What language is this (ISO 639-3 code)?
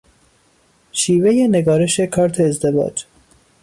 fas